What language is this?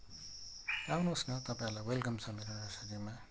Nepali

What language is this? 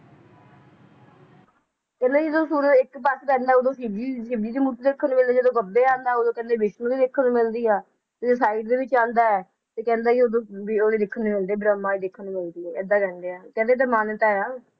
Punjabi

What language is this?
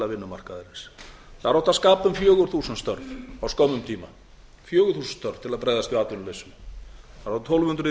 Icelandic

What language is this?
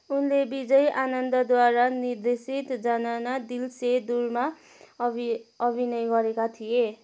Nepali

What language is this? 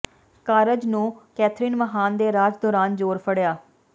Punjabi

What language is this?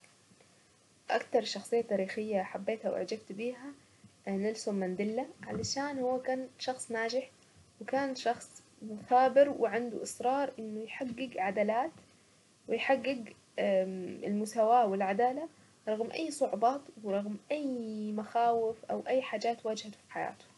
Saidi Arabic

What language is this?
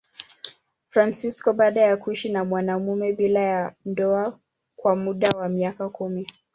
Swahili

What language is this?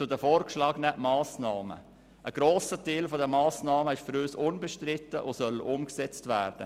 Swiss German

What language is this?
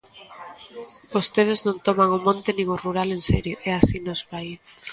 Galician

